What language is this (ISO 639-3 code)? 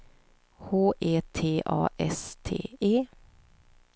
swe